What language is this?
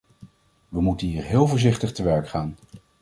Dutch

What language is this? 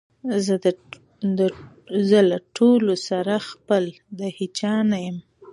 Pashto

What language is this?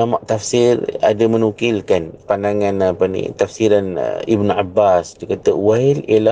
Malay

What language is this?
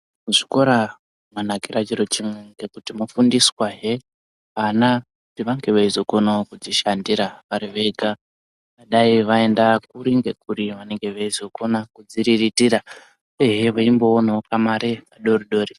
Ndau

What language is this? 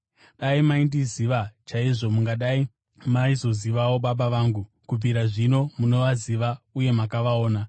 Shona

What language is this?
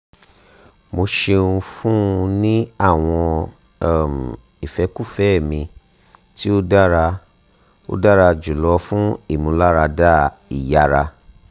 Yoruba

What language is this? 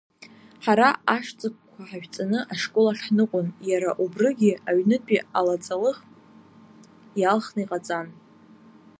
Abkhazian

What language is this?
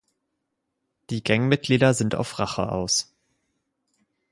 German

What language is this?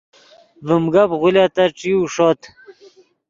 Yidgha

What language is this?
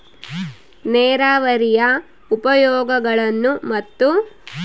Kannada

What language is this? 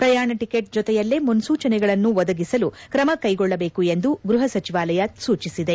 Kannada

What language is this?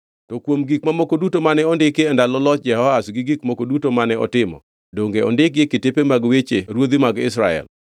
Luo (Kenya and Tanzania)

